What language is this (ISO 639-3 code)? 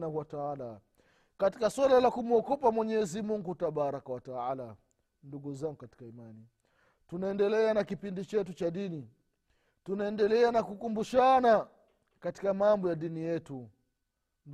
swa